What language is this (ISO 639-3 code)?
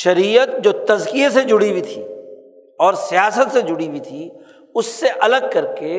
urd